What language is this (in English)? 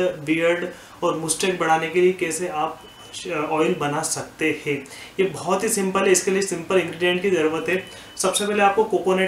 Hindi